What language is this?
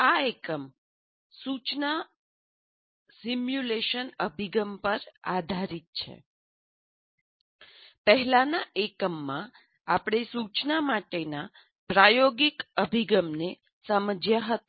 Gujarati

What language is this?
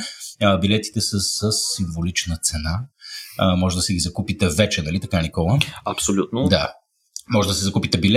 Bulgarian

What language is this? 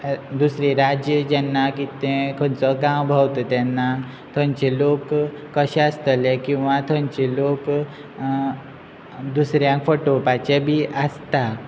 Konkani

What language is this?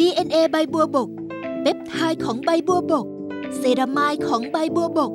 Thai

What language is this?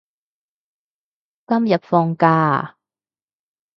Cantonese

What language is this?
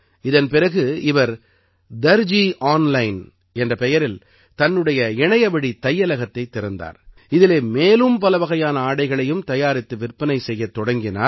Tamil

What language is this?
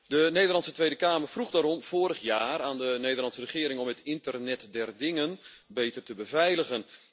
Dutch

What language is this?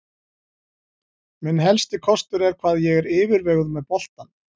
Icelandic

